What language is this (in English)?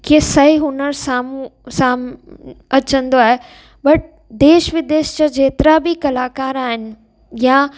Sindhi